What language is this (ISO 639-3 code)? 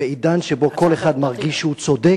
heb